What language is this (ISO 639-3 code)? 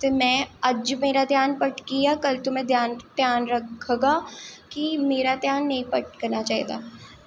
doi